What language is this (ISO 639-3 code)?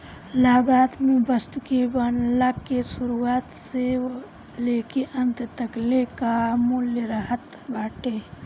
bho